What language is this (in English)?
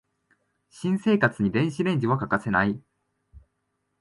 Japanese